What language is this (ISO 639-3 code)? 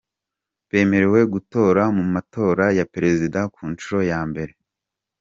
kin